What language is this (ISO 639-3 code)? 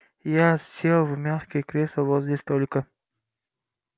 rus